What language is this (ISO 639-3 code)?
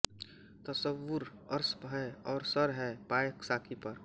hin